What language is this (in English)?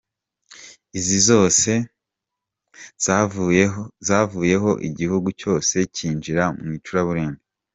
Kinyarwanda